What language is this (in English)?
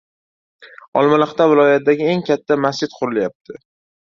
Uzbek